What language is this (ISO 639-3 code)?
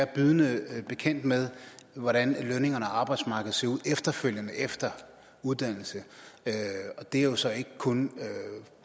dan